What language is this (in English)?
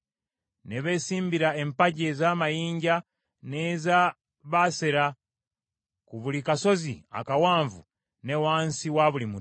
Ganda